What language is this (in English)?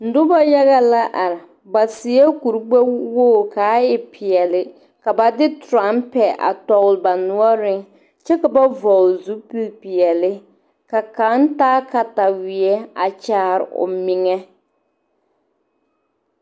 Southern Dagaare